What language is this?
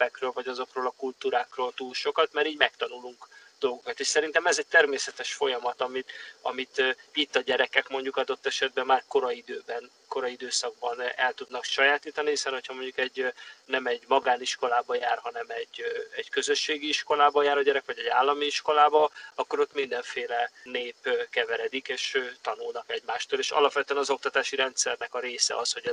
Hungarian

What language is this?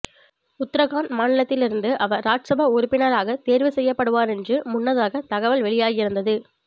Tamil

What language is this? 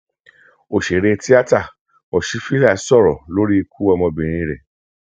Yoruba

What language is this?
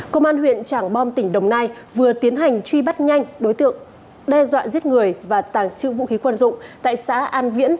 Vietnamese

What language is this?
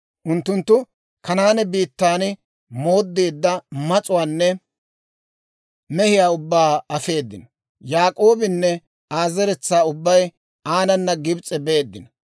Dawro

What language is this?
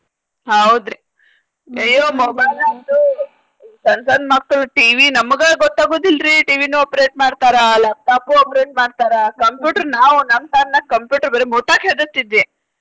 Kannada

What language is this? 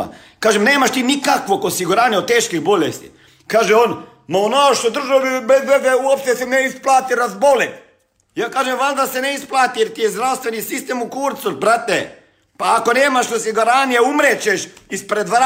Croatian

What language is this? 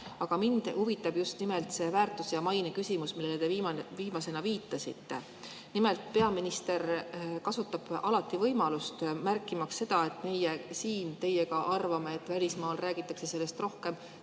Estonian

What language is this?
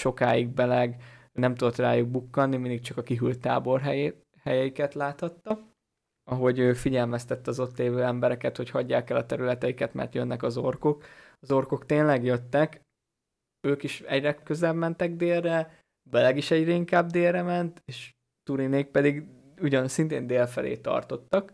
Hungarian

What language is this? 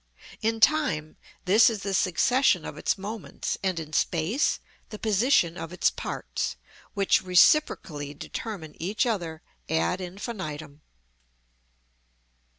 English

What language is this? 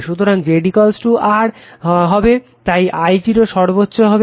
Bangla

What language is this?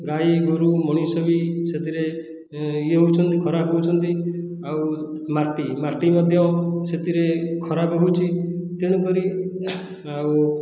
Odia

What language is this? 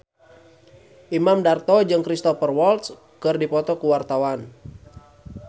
Sundanese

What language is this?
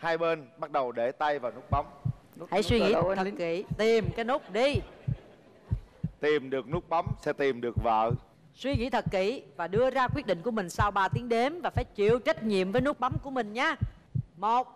Vietnamese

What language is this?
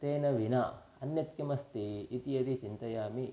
Sanskrit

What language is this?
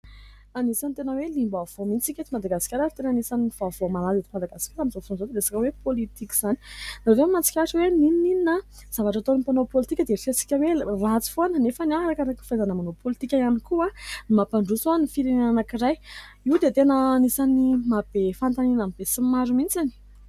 Malagasy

